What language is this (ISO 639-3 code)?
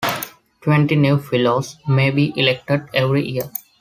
eng